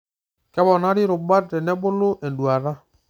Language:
Masai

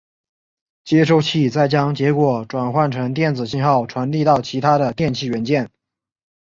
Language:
Chinese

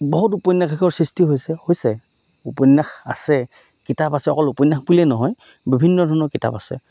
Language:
Assamese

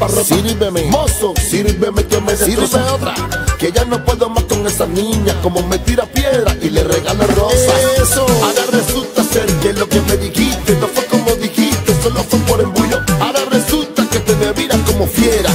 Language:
Spanish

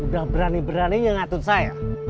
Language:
Indonesian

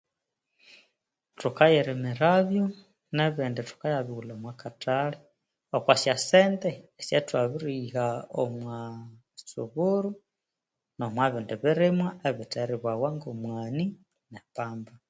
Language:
Konzo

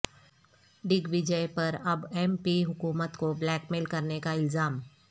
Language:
Urdu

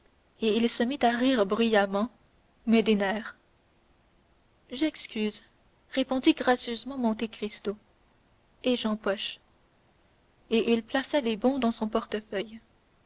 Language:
French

